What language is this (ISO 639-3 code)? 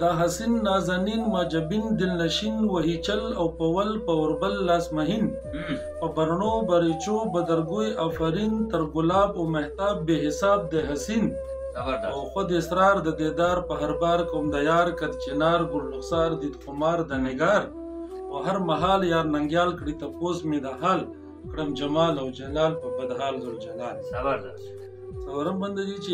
ara